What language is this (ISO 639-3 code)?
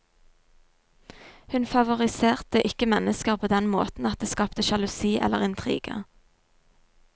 nor